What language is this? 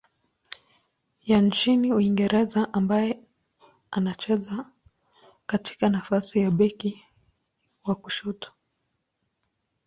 Swahili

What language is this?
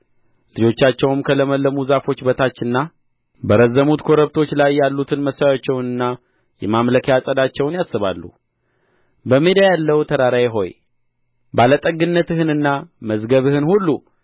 Amharic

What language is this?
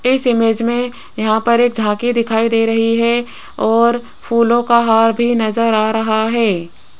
Hindi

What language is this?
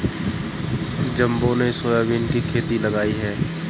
Hindi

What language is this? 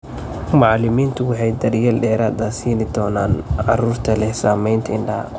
Somali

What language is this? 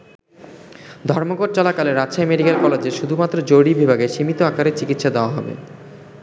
Bangla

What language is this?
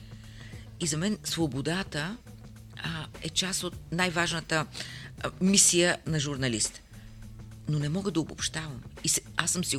Bulgarian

